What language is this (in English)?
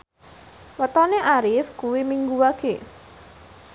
Javanese